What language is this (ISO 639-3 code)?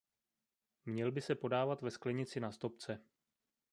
ces